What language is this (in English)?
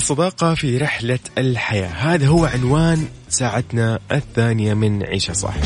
Arabic